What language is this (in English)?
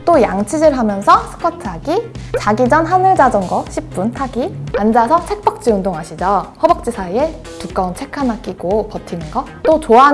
Korean